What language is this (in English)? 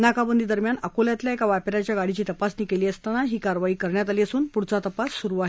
Marathi